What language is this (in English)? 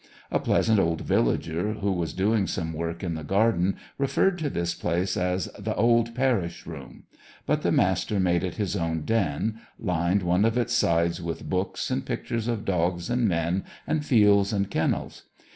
English